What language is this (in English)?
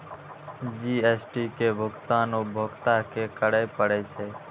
Maithili